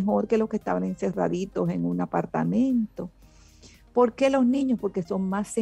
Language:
Spanish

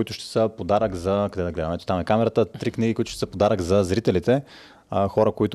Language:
Bulgarian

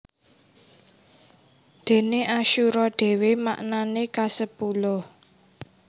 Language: Javanese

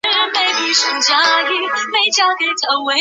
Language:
Chinese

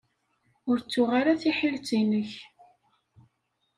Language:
Kabyle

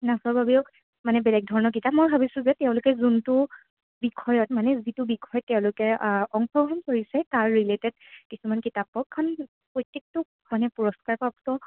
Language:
Assamese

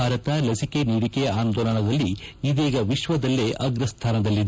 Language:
Kannada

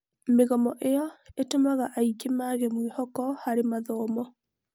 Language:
Kikuyu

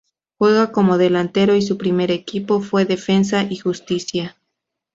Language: Spanish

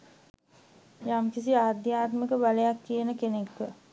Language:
Sinhala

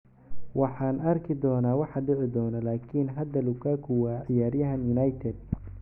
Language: Somali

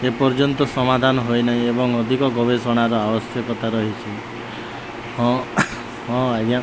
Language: Odia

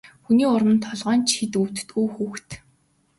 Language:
Mongolian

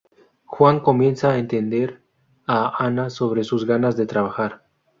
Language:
Spanish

